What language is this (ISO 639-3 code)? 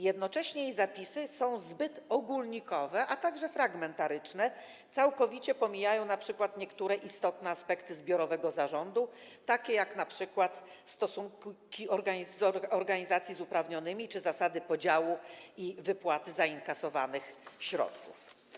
pol